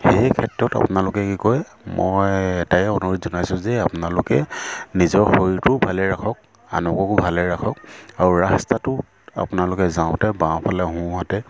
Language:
Assamese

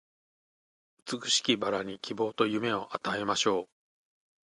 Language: Japanese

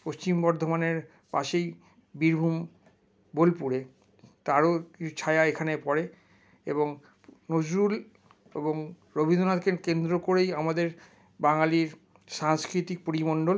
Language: Bangla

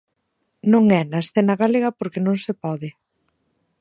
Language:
Galician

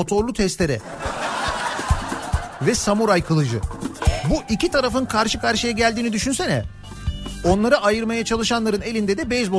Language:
Turkish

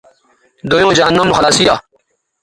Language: Bateri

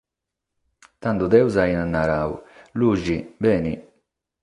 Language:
Sardinian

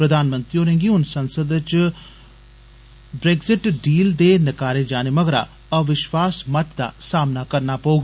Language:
Dogri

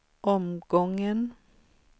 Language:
Swedish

